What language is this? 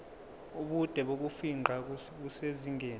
Zulu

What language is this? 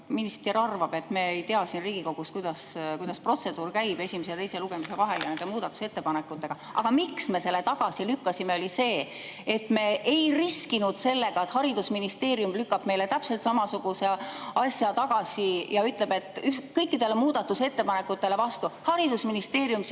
Estonian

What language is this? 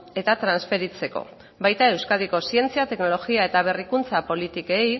Basque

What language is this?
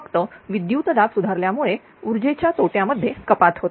Marathi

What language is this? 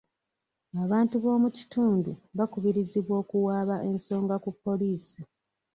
Ganda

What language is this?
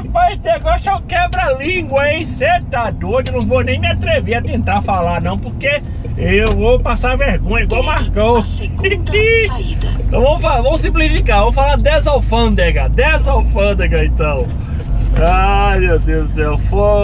Portuguese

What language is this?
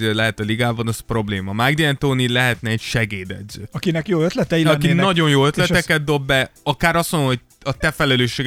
Hungarian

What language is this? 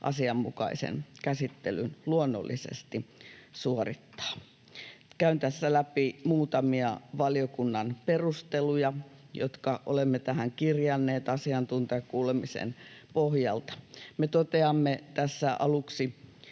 Finnish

